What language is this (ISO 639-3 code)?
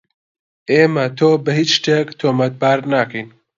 ckb